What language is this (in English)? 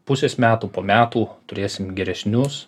Lithuanian